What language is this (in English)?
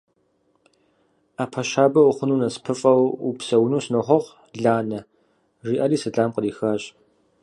Kabardian